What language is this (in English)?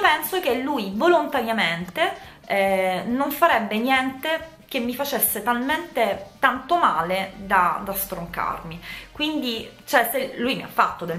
Italian